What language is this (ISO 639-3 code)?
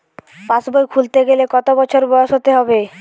ben